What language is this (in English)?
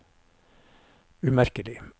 Norwegian